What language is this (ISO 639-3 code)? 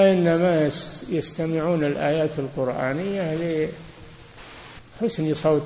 ara